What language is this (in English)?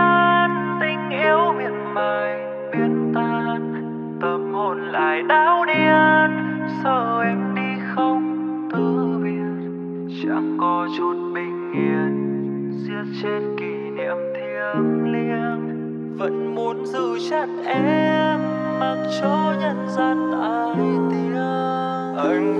Vietnamese